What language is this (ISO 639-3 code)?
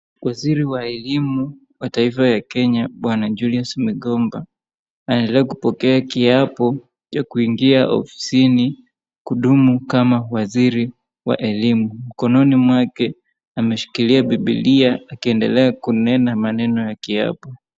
swa